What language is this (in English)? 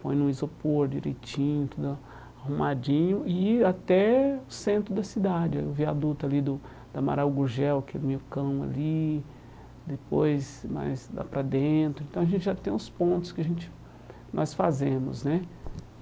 Portuguese